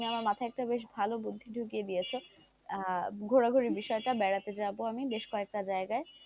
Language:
Bangla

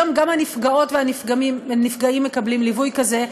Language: Hebrew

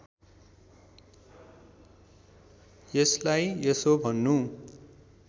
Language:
Nepali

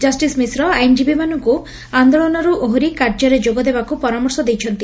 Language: Odia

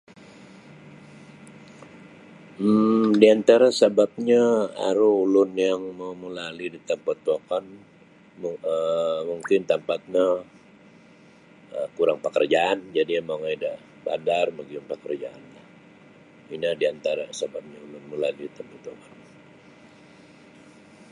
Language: Sabah Bisaya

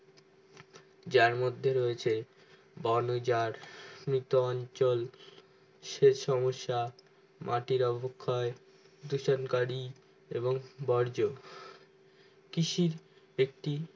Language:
Bangla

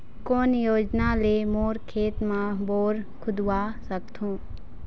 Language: Chhattisgarhi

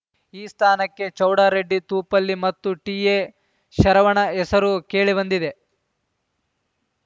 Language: Kannada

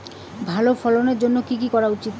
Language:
Bangla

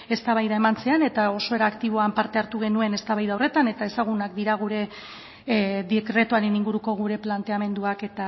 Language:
Basque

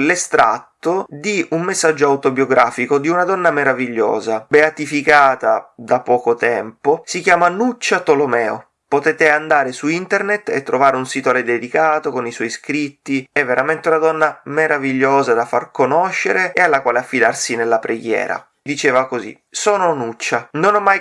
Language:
Italian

